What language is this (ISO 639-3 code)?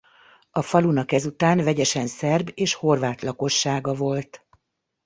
hun